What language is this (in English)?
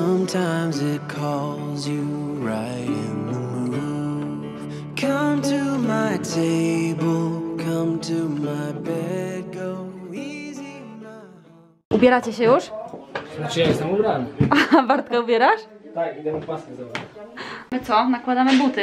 Polish